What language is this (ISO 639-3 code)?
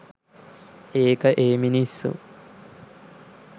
sin